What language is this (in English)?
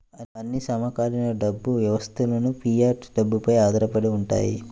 Telugu